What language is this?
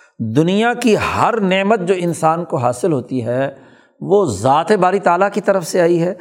Urdu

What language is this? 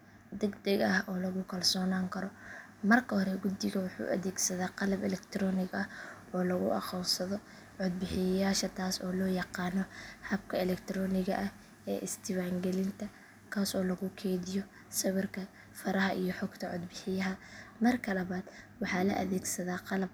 Somali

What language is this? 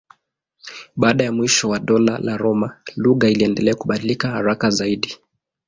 Swahili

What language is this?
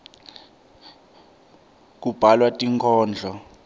Swati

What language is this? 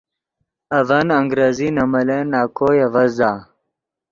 Yidgha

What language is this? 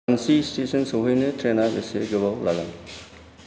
Bodo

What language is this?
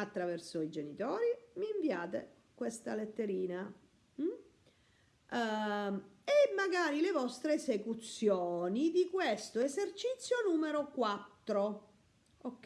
Italian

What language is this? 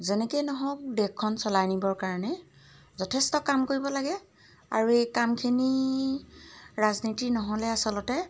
Assamese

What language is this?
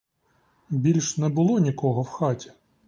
Ukrainian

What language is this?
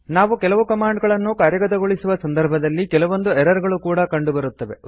Kannada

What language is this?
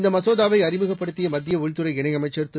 Tamil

